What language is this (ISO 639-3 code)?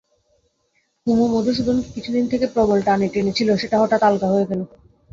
ben